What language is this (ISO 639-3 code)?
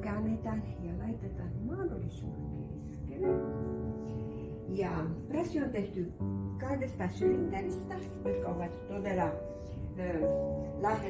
fin